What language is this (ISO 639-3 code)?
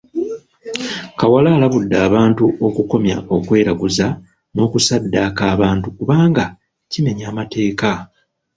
lug